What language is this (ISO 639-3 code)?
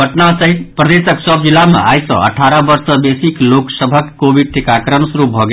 mai